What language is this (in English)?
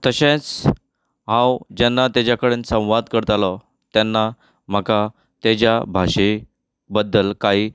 Konkani